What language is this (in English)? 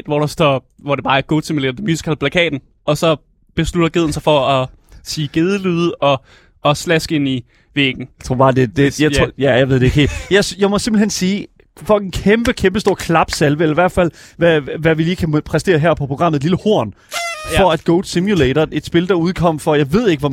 Danish